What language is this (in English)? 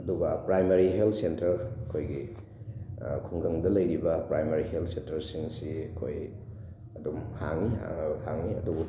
Manipuri